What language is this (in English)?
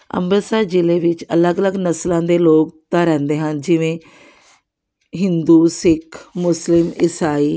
Punjabi